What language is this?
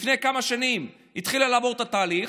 Hebrew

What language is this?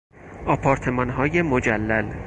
Persian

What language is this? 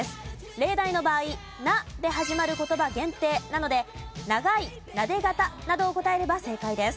Japanese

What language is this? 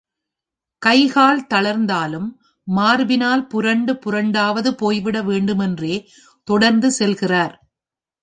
Tamil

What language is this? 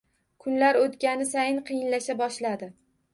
Uzbek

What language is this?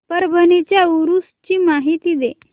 Marathi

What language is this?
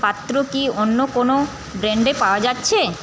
Bangla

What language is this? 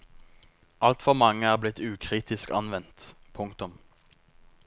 Norwegian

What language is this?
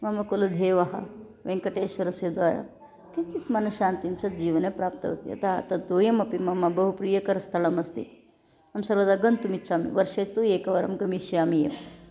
Sanskrit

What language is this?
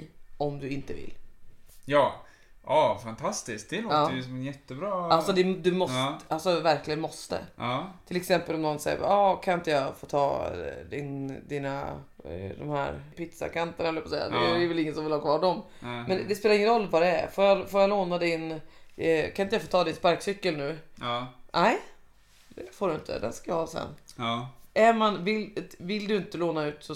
Swedish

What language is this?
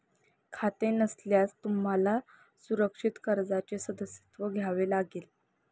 Marathi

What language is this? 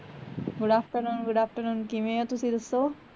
Punjabi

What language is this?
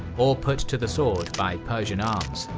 English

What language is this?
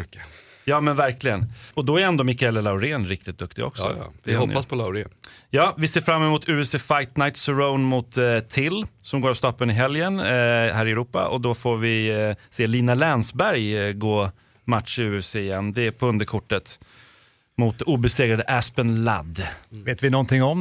Swedish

